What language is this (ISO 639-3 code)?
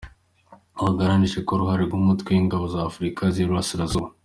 kin